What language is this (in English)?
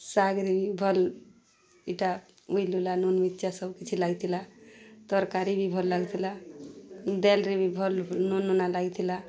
Odia